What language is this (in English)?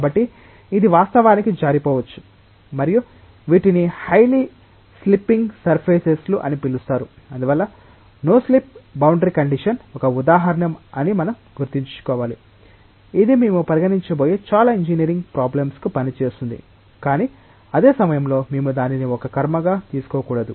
Telugu